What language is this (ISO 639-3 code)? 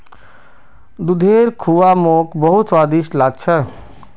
mag